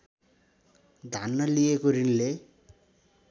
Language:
Nepali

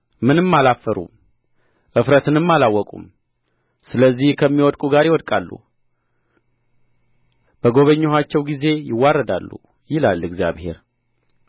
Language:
Amharic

